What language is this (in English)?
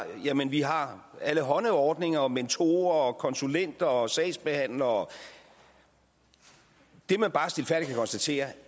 Danish